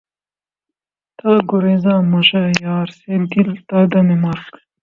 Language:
Urdu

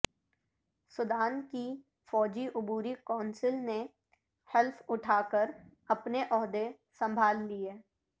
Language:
Urdu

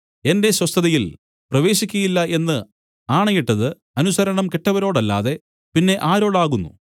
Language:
Malayalam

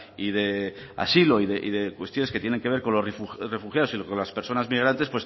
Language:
Spanish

